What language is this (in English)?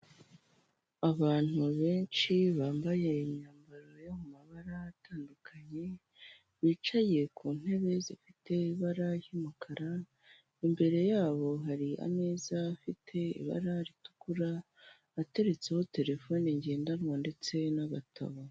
Kinyarwanda